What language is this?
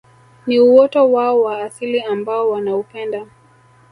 Swahili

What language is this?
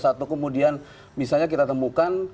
Indonesian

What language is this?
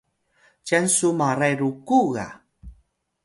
Atayal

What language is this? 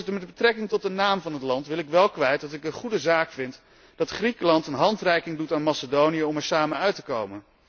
Dutch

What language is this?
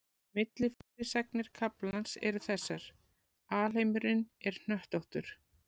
Icelandic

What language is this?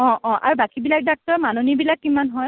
Assamese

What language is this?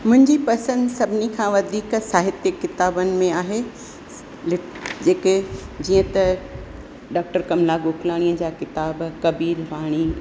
Sindhi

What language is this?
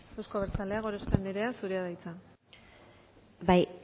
Basque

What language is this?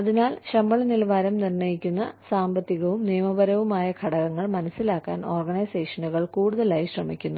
Malayalam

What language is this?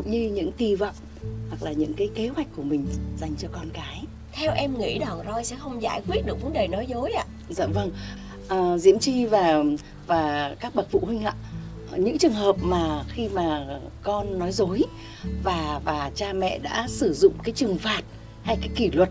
Vietnamese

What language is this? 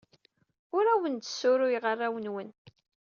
Kabyle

